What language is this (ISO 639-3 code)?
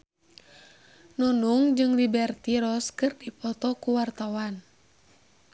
sun